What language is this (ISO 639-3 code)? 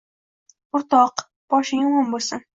uzb